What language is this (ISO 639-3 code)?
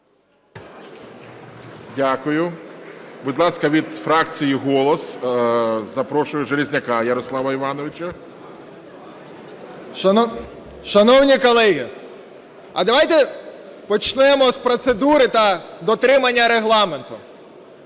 ukr